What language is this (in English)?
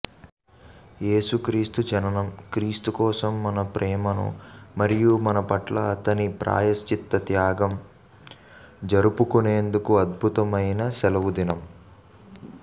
Telugu